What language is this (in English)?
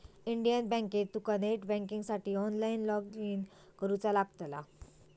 Marathi